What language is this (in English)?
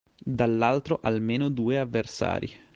Italian